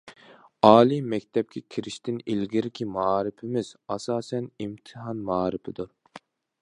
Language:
Uyghur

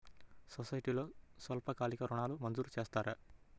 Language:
Telugu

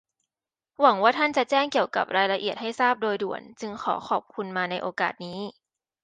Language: Thai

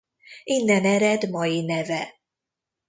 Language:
Hungarian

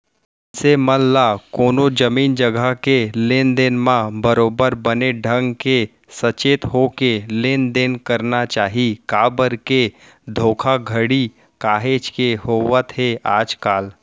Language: Chhattisgarhi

